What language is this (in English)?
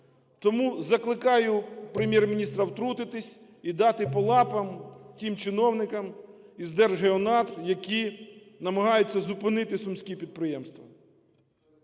Ukrainian